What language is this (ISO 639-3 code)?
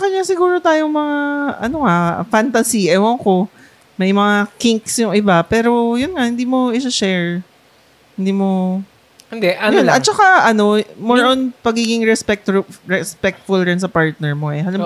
fil